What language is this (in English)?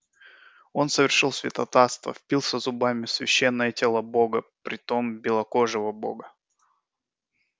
Russian